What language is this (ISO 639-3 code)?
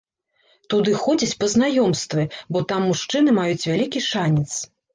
bel